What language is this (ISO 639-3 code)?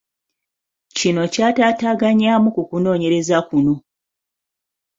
lug